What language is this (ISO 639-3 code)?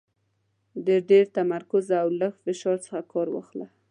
pus